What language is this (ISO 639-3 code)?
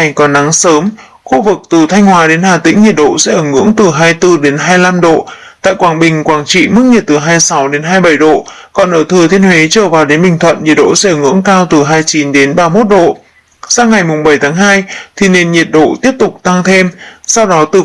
vie